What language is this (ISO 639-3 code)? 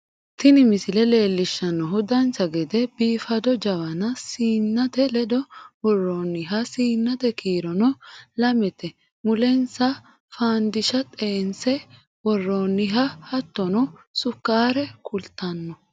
sid